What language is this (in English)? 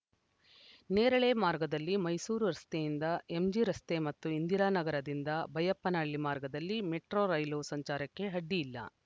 Kannada